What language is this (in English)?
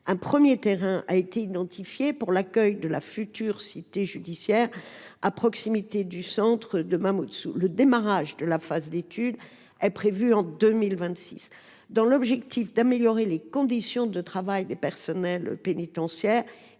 French